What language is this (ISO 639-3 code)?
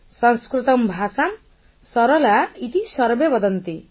ori